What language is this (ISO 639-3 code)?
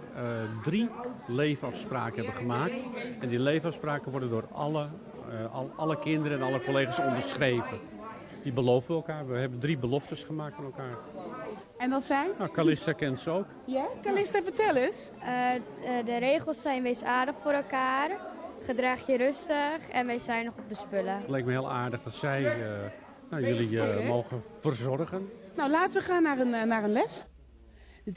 nld